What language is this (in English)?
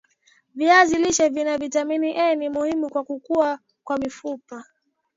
Swahili